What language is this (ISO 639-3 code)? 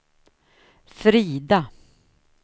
swe